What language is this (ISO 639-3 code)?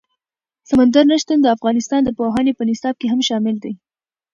pus